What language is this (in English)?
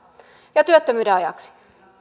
Finnish